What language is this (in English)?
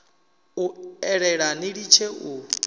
Venda